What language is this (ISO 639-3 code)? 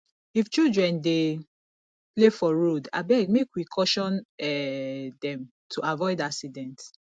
pcm